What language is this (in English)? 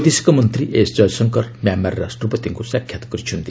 Odia